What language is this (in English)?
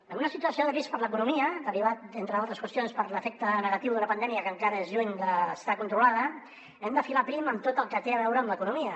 Catalan